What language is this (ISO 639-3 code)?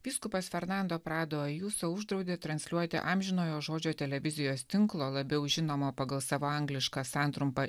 lit